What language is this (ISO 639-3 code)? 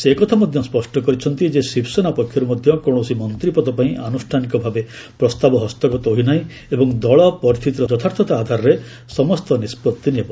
ori